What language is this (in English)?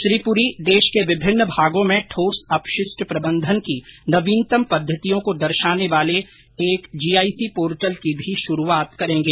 Hindi